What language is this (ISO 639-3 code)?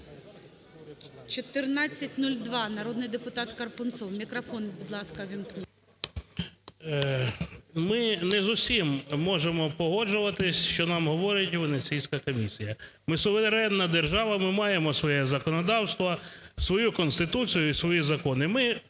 ukr